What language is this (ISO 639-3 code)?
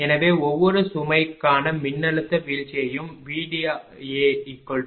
tam